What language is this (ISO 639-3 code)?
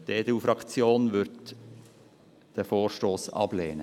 gsw